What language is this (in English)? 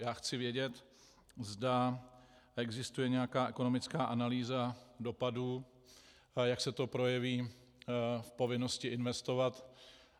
Czech